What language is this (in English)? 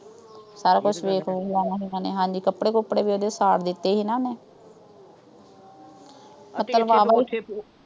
Punjabi